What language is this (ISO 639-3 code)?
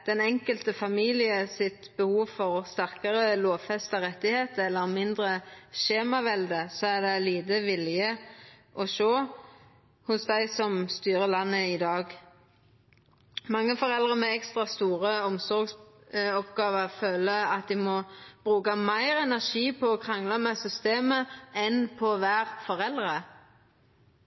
nno